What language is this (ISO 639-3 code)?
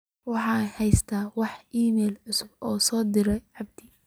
som